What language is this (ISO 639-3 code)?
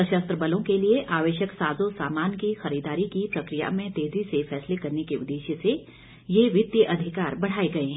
hin